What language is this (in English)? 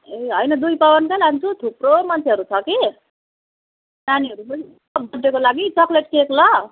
Nepali